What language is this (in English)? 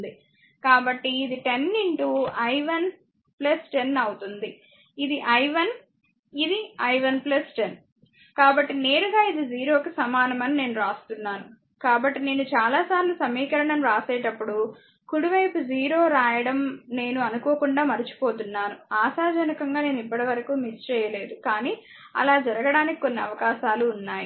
Telugu